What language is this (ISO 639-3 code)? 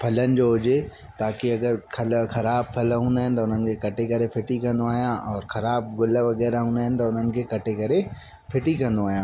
snd